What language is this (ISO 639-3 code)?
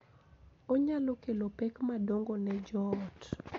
luo